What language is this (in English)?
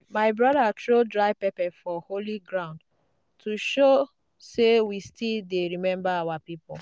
Nigerian Pidgin